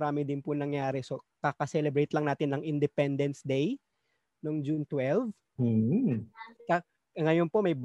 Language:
Filipino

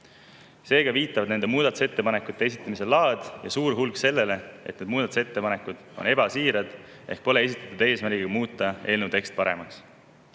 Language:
Estonian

